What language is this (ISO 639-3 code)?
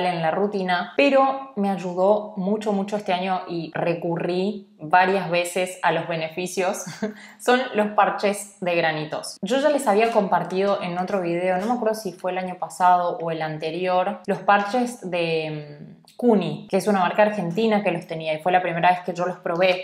spa